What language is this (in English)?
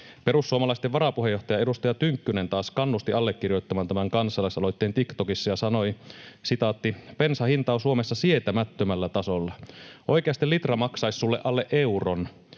Finnish